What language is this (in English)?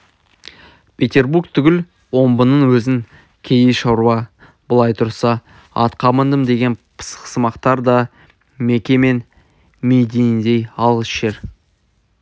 Kazakh